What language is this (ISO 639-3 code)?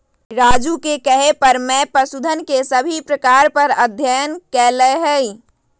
mag